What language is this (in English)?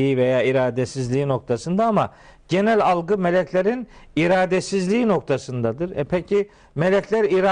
Turkish